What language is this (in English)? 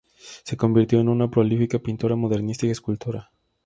Spanish